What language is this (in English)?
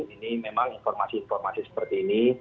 Indonesian